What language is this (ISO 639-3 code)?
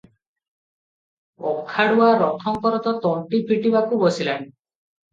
ori